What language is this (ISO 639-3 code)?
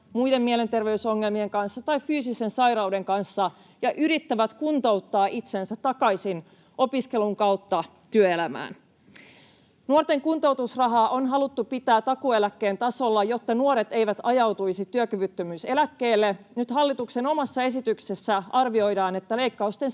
fin